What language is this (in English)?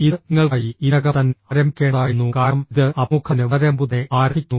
Malayalam